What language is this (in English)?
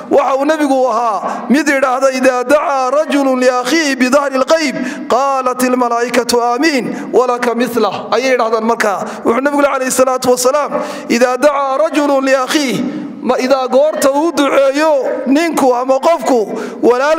Arabic